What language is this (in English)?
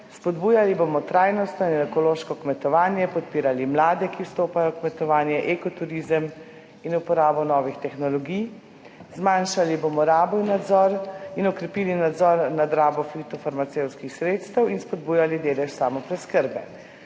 Slovenian